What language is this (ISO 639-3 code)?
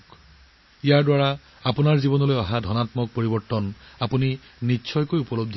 asm